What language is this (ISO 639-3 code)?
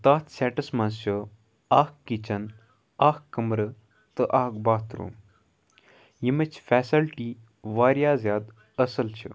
kas